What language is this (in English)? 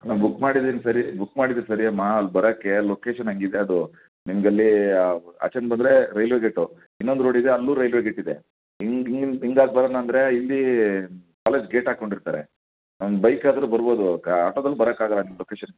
Kannada